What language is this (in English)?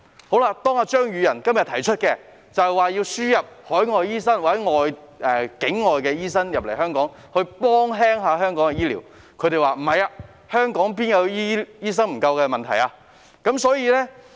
Cantonese